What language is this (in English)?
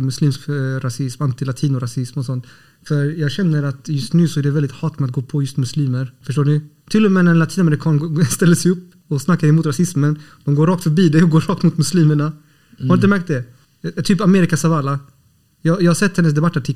Swedish